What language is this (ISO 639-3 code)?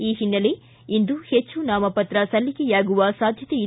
kan